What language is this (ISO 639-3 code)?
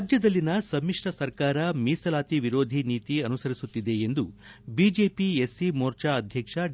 kan